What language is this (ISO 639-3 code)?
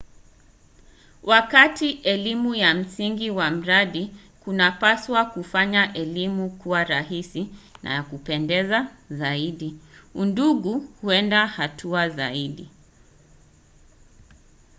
swa